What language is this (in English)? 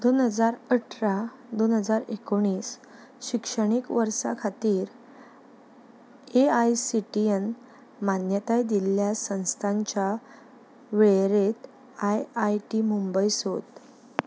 Konkani